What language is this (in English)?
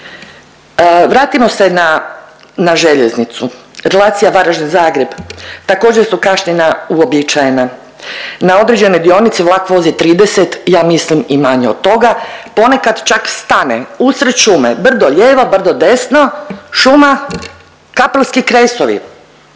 Croatian